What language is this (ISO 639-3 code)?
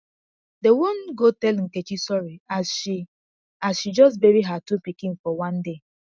pcm